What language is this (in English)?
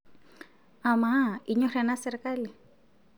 Masai